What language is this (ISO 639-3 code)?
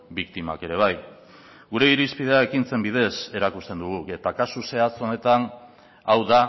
eus